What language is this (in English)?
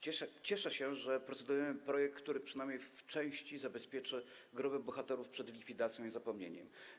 Polish